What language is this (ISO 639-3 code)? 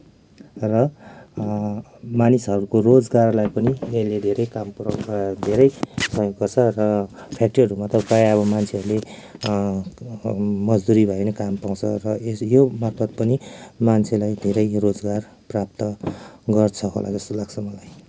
nep